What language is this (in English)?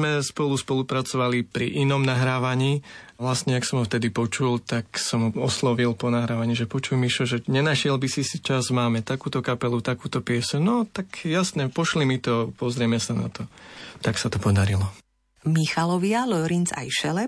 Slovak